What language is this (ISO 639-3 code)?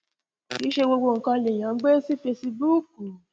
yor